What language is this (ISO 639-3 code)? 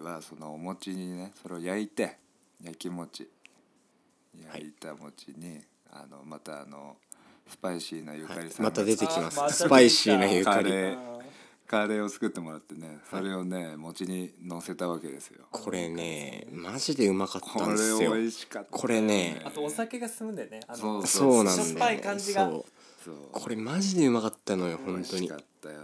jpn